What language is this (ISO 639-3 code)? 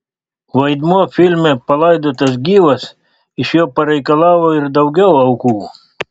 lit